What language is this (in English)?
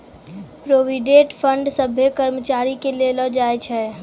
Maithili